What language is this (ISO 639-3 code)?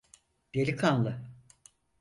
tur